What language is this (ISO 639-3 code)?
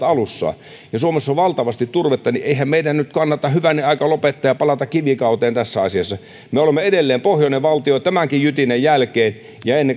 fin